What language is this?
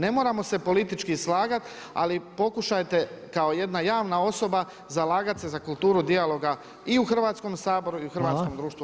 Croatian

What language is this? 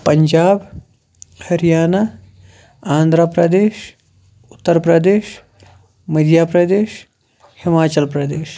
Kashmiri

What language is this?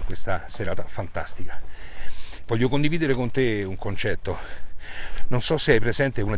Italian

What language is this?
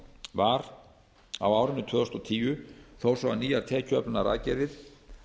Icelandic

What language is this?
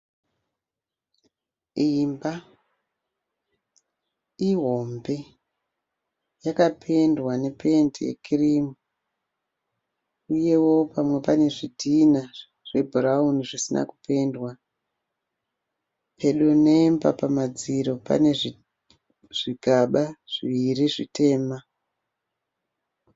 Shona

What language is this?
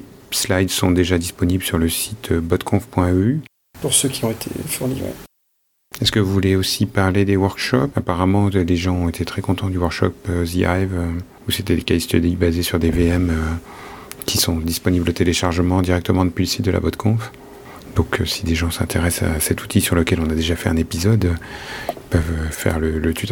French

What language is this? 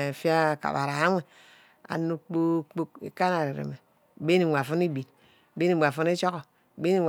Ubaghara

